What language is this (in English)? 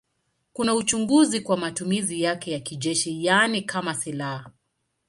Swahili